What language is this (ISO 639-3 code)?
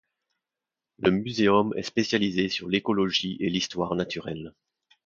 fra